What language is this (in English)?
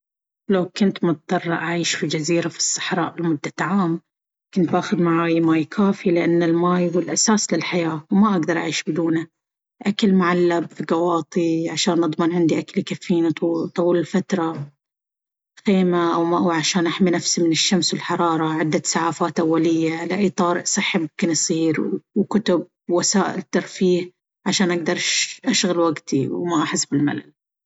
Baharna Arabic